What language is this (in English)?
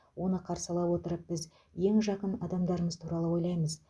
Kazakh